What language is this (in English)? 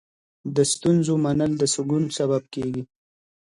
Pashto